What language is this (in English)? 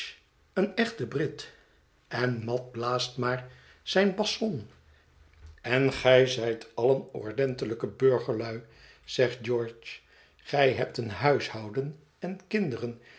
Dutch